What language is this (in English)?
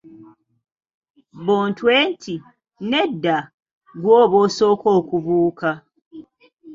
Ganda